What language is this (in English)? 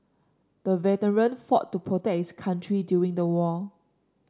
English